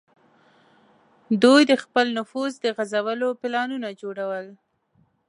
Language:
Pashto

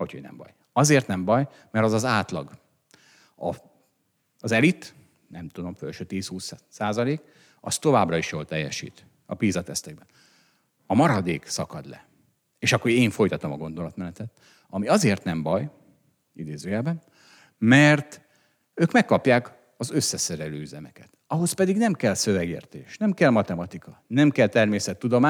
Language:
Hungarian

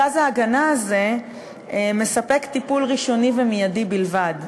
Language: Hebrew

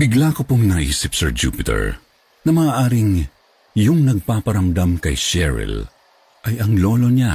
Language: Filipino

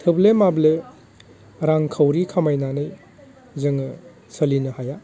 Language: Bodo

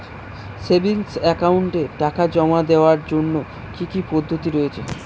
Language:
Bangla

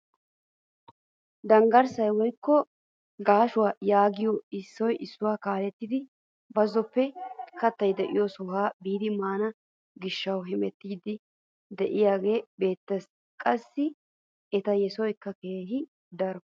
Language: Wolaytta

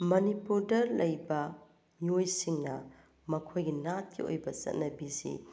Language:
Manipuri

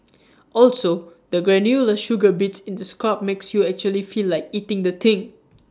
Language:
English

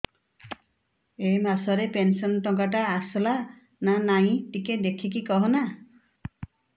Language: Odia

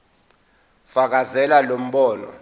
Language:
Zulu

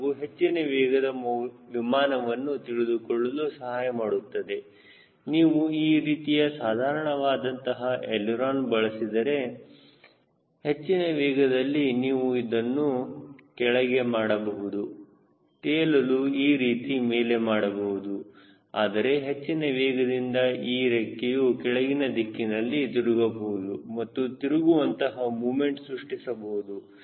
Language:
Kannada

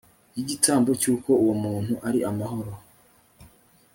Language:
Kinyarwanda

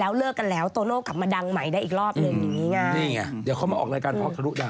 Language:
Thai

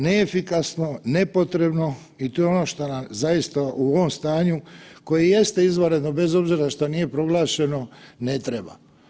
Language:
Croatian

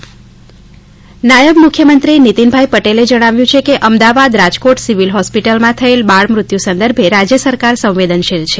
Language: Gujarati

